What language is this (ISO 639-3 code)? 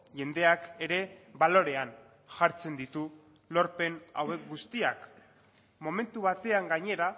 eus